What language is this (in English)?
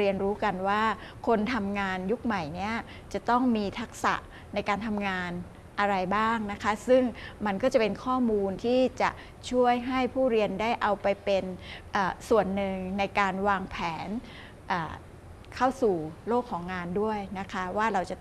Thai